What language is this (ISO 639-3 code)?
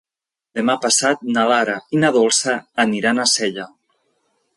cat